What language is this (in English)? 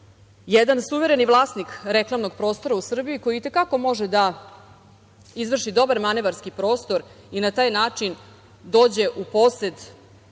Serbian